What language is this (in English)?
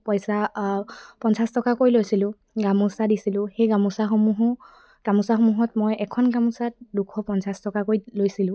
Assamese